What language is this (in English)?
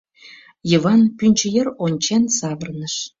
Mari